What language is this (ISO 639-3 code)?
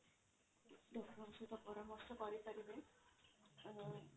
ori